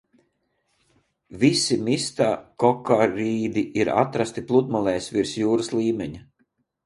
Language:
Latvian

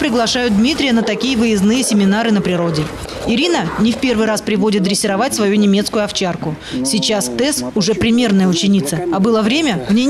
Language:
Russian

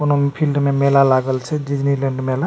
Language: Maithili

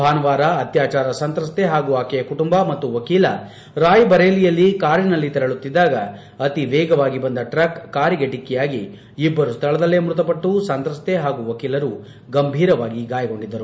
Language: Kannada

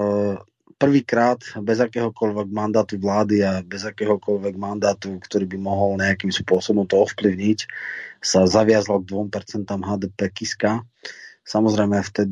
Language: Slovak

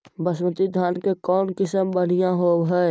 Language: Magahi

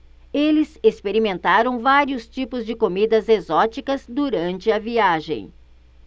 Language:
Portuguese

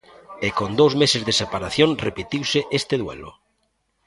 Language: Galician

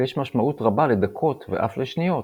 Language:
Hebrew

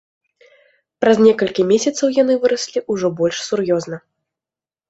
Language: Belarusian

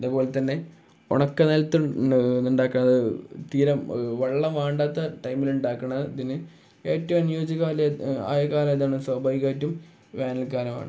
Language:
Malayalam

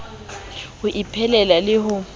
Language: Southern Sotho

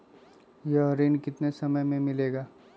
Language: Magahi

